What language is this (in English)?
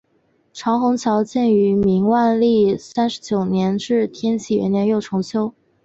Chinese